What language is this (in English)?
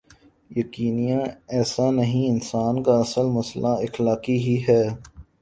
Urdu